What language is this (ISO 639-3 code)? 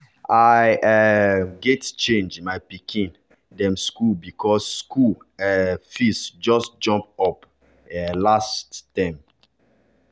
pcm